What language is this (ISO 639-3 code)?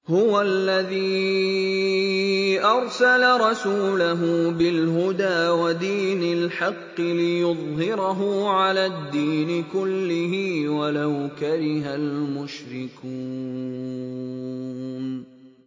ara